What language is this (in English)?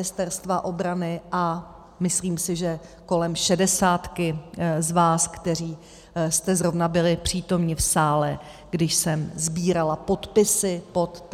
Czech